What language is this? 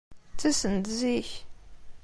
Kabyle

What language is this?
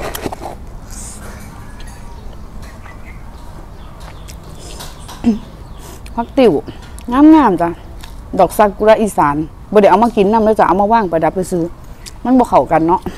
Thai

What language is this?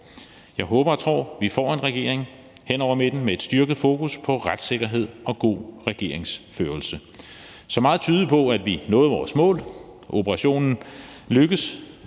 Danish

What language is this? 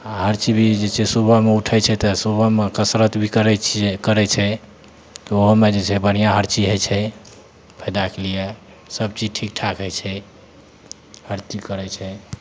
Maithili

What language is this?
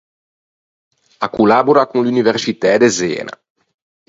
Ligurian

